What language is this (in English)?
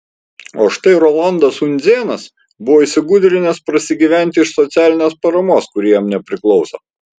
Lithuanian